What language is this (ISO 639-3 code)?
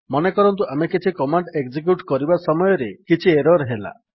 ori